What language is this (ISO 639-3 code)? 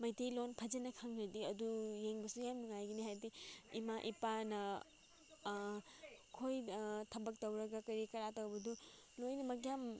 mni